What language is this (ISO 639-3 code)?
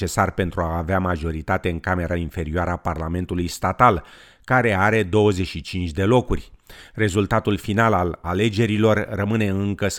ron